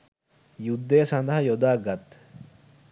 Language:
Sinhala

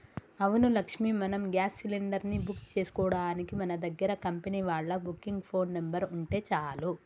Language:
Telugu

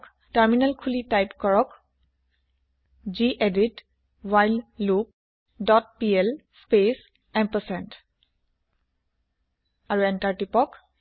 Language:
Assamese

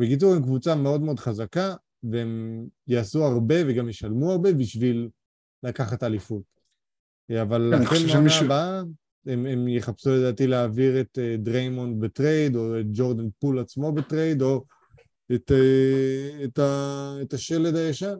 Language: Hebrew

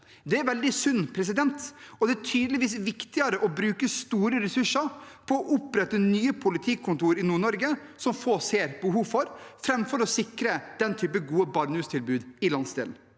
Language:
Norwegian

